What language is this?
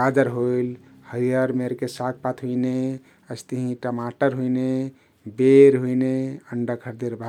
Kathoriya Tharu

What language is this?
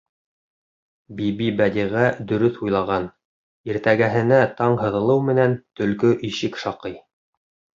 Bashkir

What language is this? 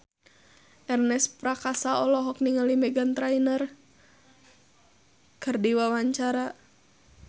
Sundanese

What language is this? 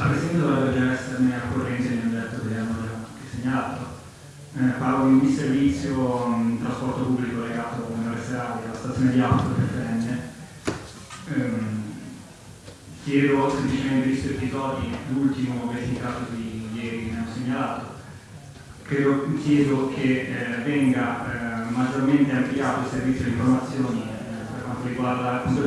Italian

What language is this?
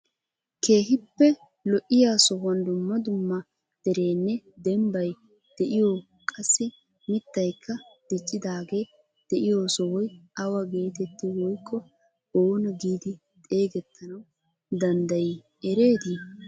Wolaytta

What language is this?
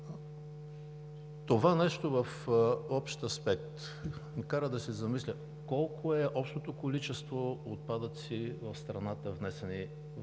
Bulgarian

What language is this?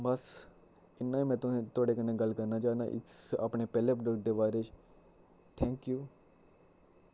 Dogri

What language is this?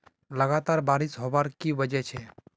Magahi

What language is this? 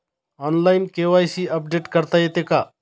Marathi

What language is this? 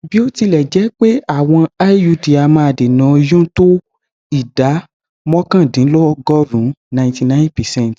Yoruba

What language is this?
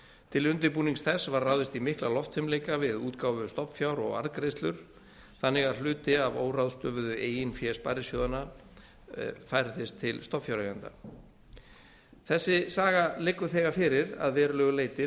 Icelandic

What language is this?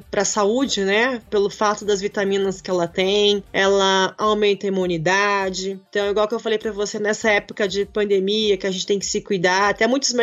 Portuguese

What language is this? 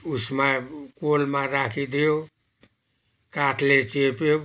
Nepali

